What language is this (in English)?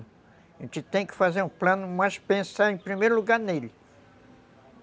Portuguese